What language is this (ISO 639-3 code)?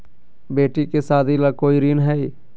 mag